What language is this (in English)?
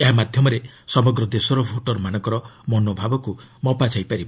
Odia